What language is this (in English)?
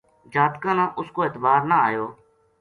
Gujari